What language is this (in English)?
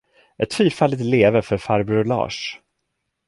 Swedish